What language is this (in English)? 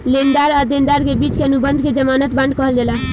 Bhojpuri